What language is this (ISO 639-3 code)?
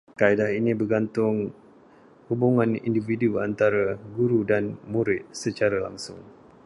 msa